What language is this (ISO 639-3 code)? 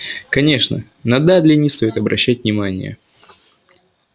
rus